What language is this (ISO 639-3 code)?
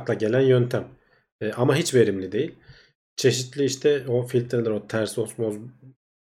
tur